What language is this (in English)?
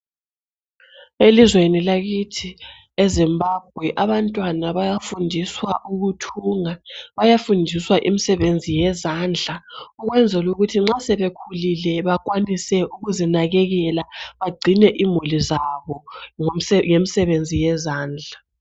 North Ndebele